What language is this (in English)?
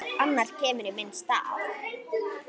Icelandic